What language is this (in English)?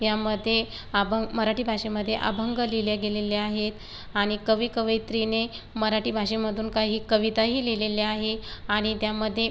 Marathi